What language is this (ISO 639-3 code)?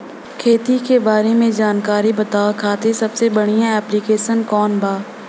bho